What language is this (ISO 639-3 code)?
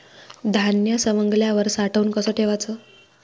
mar